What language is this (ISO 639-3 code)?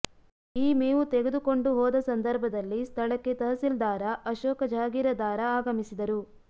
kan